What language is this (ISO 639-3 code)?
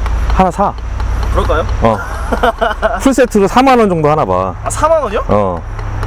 kor